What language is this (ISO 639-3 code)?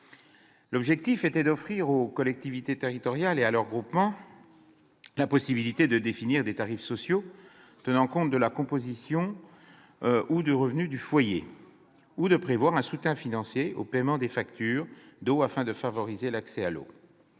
fra